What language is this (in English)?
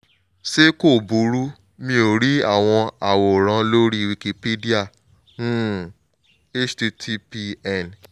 Yoruba